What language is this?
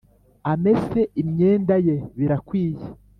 Kinyarwanda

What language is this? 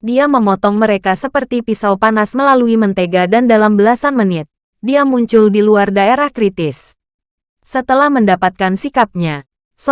Indonesian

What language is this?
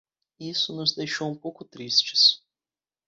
Portuguese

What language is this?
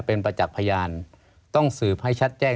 Thai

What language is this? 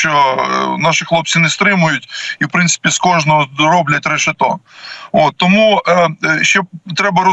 Ukrainian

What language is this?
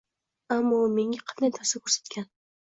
Uzbek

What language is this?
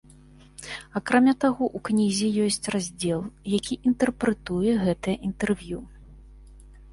Belarusian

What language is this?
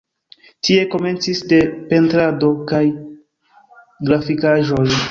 Esperanto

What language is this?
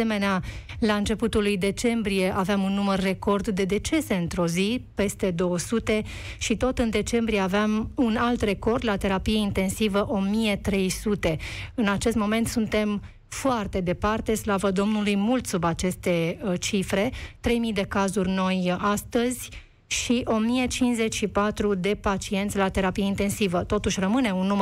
Romanian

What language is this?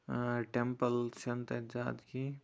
Kashmiri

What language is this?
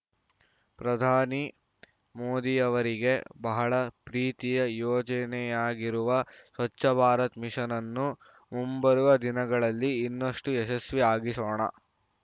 Kannada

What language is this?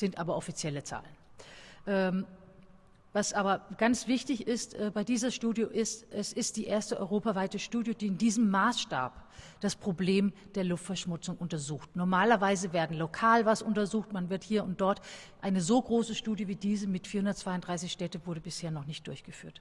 German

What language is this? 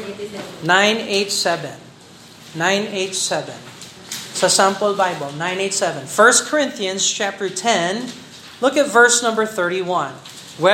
Filipino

